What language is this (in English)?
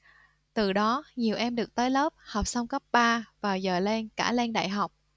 Vietnamese